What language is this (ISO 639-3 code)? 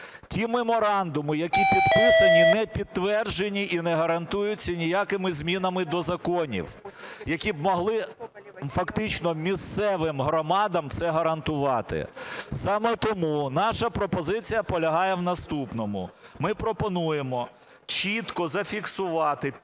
ukr